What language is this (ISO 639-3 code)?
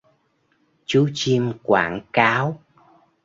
vie